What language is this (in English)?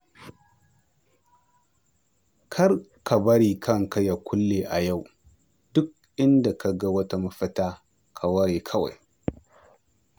Hausa